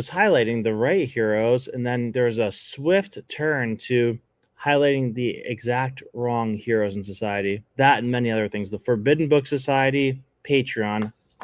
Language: English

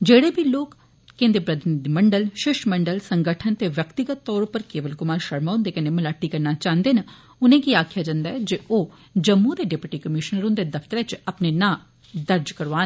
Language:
Dogri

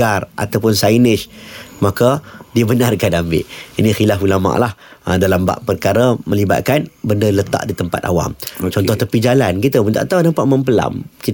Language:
Malay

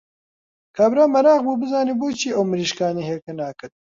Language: Central Kurdish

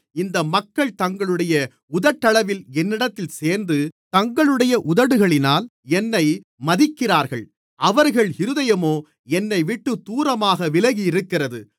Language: Tamil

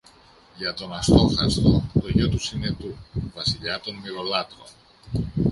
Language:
Greek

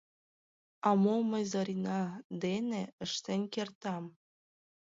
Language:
Mari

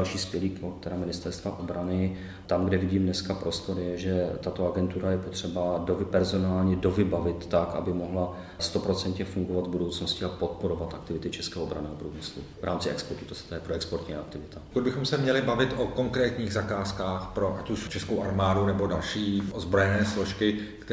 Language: Czech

